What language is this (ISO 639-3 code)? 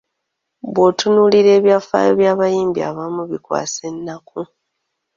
lug